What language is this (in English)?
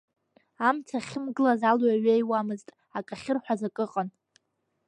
Abkhazian